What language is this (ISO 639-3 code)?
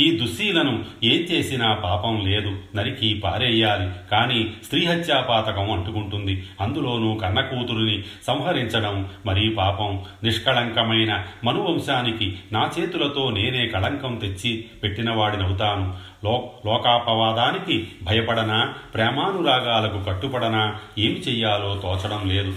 tel